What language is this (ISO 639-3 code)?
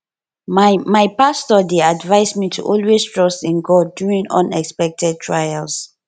pcm